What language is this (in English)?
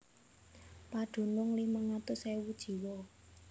Javanese